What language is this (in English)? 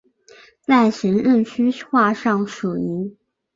Chinese